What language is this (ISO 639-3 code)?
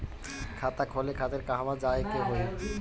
bho